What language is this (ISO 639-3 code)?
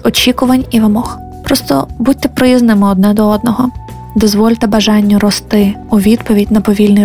ukr